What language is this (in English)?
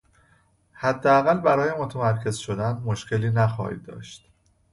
Persian